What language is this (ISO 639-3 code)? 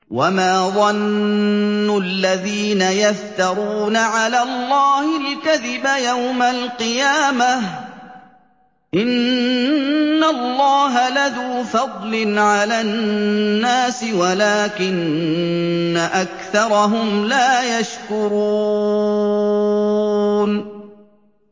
ara